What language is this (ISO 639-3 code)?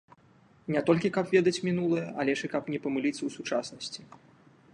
bel